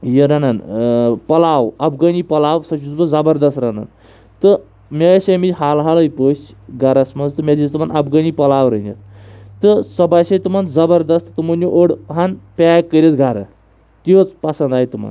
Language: Kashmiri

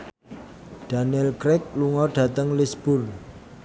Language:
Javanese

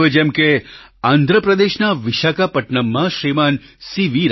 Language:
Gujarati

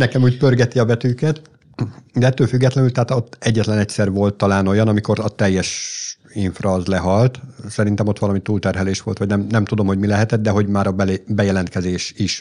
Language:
Hungarian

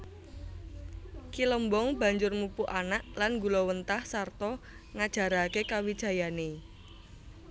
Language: Javanese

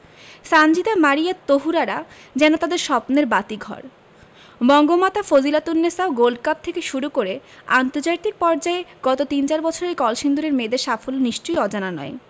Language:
Bangla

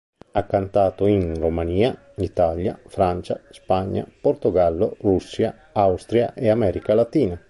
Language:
Italian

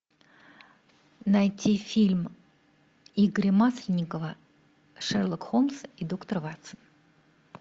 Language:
Russian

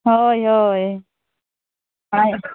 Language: Santali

